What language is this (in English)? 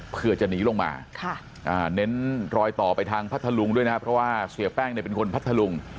Thai